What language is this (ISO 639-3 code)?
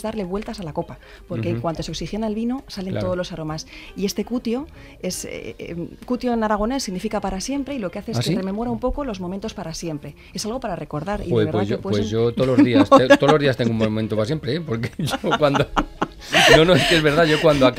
spa